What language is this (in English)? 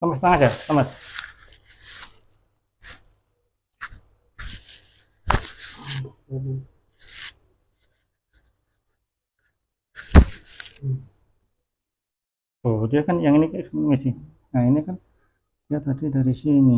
Indonesian